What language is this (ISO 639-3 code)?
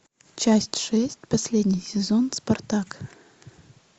rus